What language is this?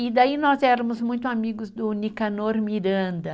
Portuguese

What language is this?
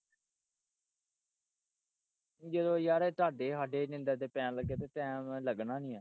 Punjabi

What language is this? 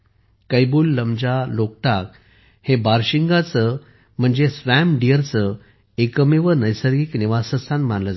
Marathi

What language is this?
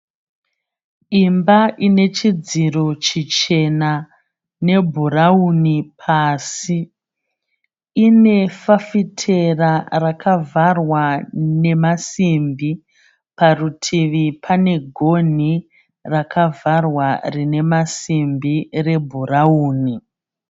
Shona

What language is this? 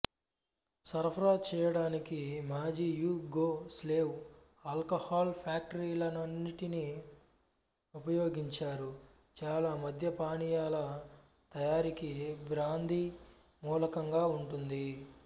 Telugu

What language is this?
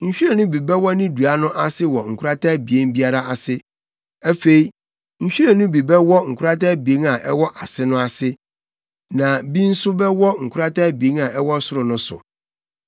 Akan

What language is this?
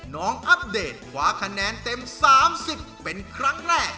Thai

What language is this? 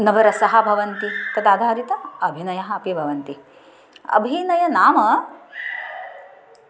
Sanskrit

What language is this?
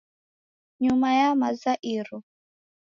Taita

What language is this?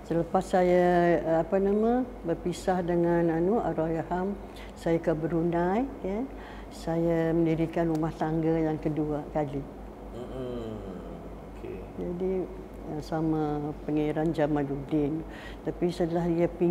Malay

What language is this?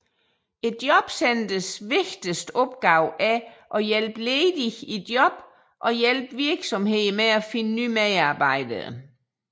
Danish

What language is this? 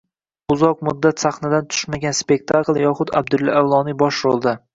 Uzbek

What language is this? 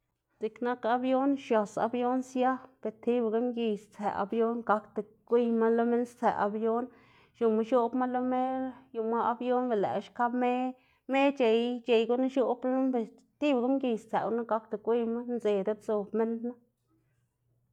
Xanaguía Zapotec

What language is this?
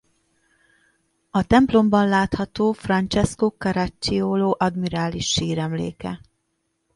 Hungarian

